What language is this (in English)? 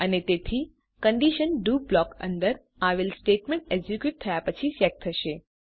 Gujarati